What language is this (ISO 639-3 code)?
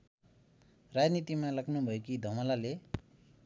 nep